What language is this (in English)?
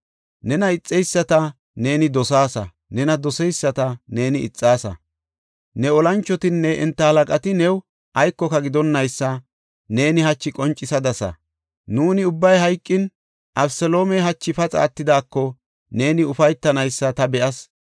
Gofa